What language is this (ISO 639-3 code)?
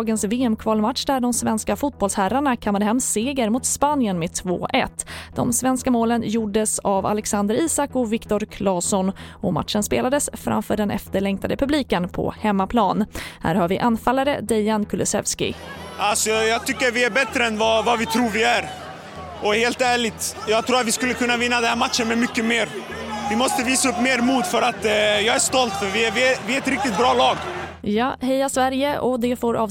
swe